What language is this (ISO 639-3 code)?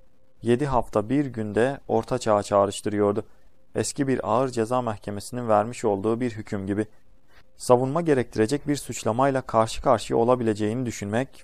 tur